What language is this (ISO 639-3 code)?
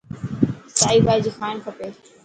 mki